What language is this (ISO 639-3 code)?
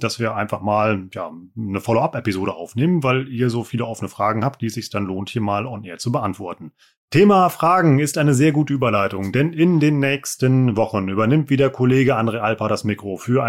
deu